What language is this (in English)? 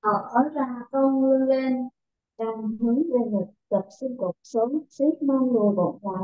Vietnamese